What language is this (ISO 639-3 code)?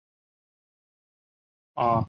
zho